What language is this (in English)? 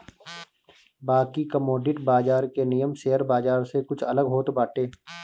Bhojpuri